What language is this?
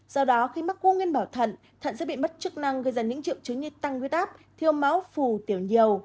Vietnamese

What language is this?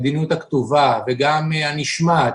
Hebrew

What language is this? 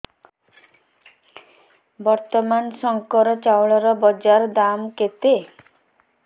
Odia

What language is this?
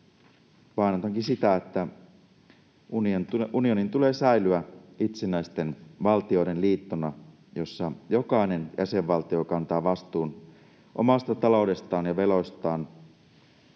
Finnish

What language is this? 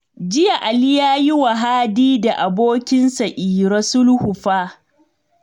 Hausa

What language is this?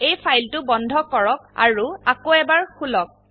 Assamese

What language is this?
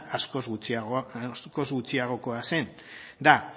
Basque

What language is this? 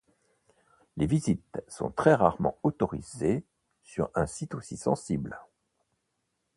French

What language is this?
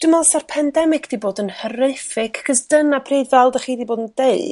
Welsh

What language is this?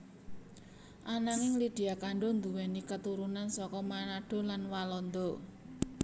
Javanese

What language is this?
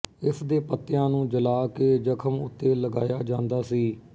Punjabi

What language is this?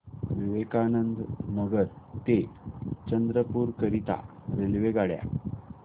Marathi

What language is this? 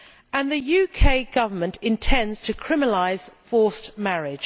English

